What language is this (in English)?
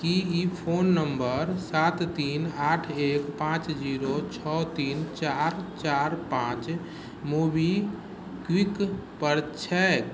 Maithili